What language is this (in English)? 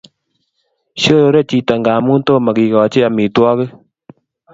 Kalenjin